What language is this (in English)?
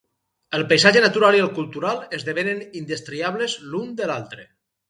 Catalan